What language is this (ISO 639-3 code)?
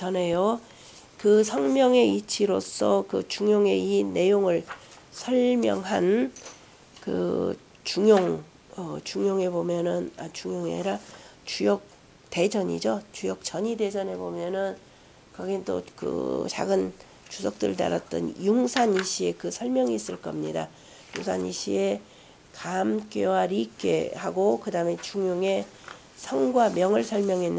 kor